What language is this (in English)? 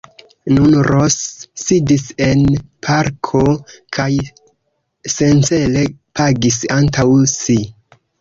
Esperanto